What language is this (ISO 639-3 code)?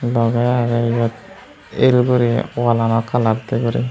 ccp